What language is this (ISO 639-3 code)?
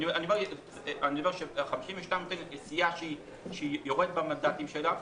heb